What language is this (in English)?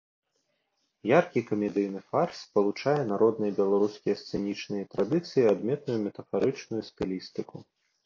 Belarusian